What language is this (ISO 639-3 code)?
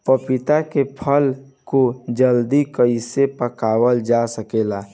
bho